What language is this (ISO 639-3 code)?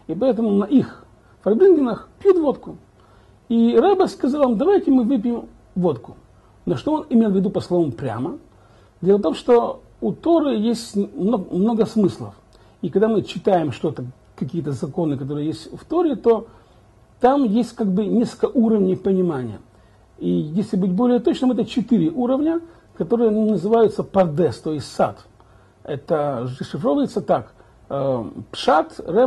rus